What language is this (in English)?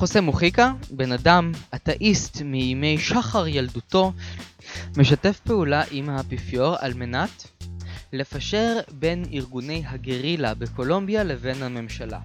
Hebrew